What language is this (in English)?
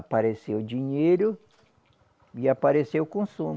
Portuguese